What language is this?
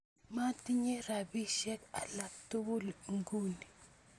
Kalenjin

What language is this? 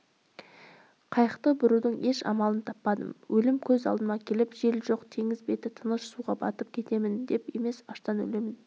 Kazakh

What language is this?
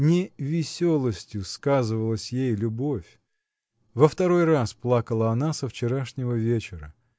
Russian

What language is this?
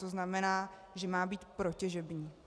Czech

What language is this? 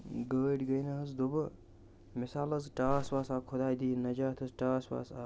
Kashmiri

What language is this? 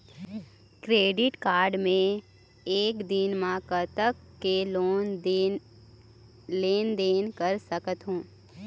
Chhattisgarhi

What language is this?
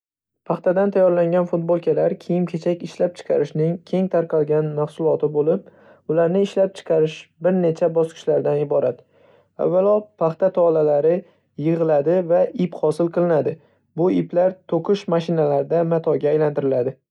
Uzbek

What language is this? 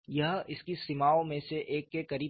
Hindi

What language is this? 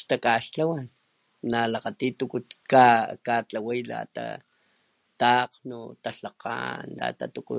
Papantla Totonac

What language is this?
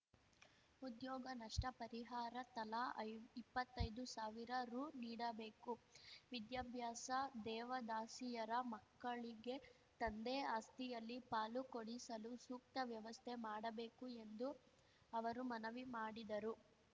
Kannada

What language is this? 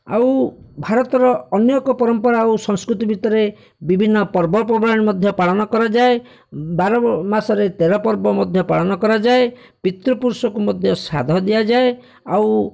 Odia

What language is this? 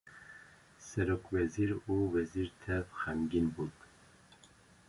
Kurdish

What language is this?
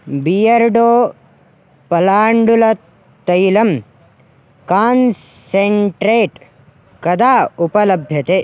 Sanskrit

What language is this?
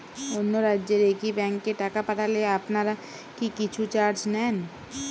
Bangla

